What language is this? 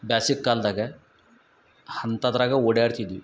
Kannada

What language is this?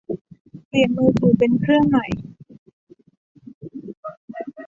Thai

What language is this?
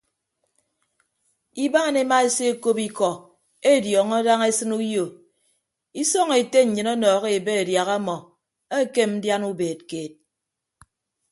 Ibibio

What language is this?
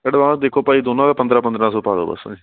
Punjabi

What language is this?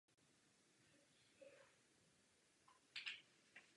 Czech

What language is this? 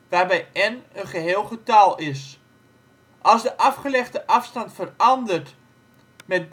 Dutch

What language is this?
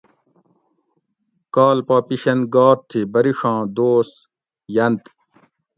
Gawri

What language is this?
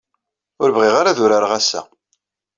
Kabyle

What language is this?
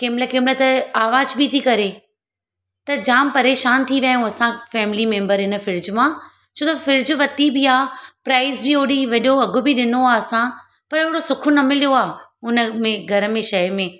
Sindhi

